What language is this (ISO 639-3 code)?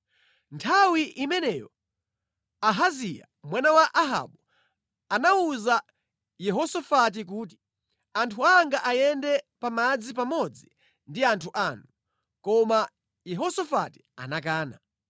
nya